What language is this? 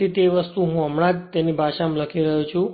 Gujarati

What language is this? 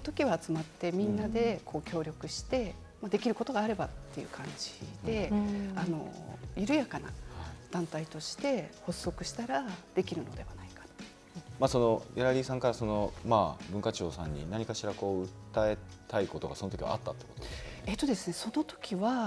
Japanese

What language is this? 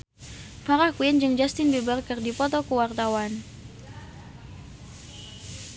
Sundanese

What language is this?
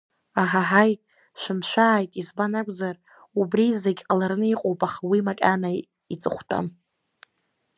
Abkhazian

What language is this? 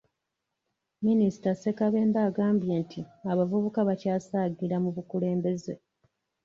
Ganda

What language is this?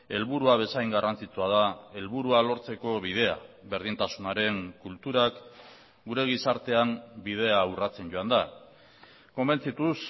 Basque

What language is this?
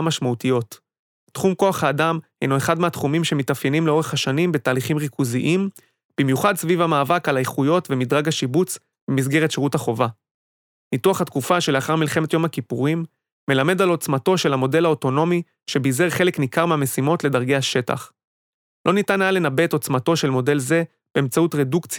Hebrew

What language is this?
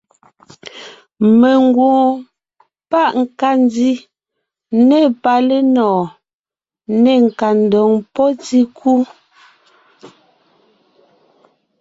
Ngiemboon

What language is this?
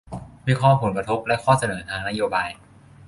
Thai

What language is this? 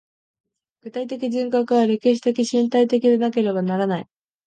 Japanese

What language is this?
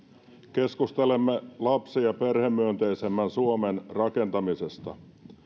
Finnish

